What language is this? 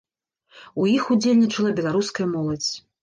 Belarusian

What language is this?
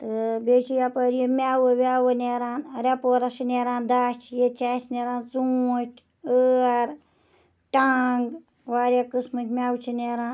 Kashmiri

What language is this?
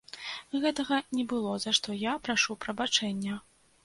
Belarusian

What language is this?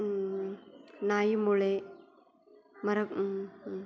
Sanskrit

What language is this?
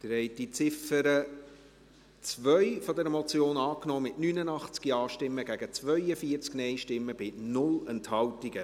Swiss German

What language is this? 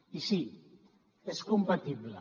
Catalan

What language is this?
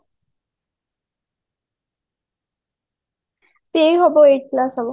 Odia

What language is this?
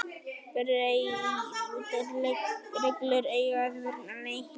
Icelandic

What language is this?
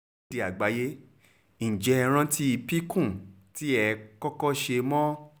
Yoruba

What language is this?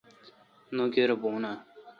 Kalkoti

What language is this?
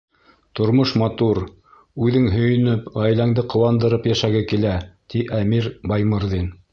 Bashkir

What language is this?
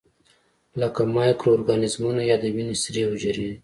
Pashto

